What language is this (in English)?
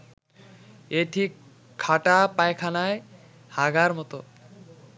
Bangla